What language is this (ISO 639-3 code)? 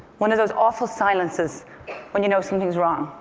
eng